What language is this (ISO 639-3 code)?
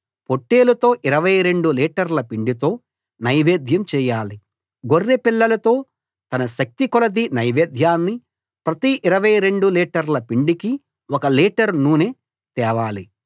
tel